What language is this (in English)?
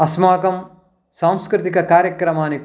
Sanskrit